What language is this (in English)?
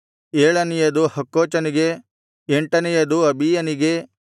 Kannada